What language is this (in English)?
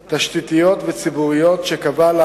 Hebrew